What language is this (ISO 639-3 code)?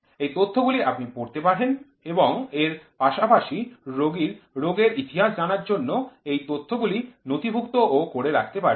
ben